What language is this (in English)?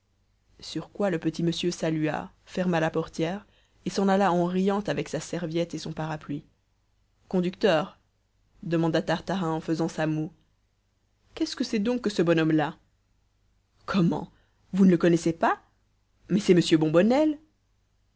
French